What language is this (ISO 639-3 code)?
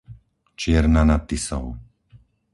slk